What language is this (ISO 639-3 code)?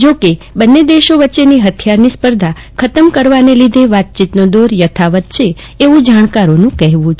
guj